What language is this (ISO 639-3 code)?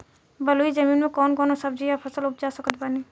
bho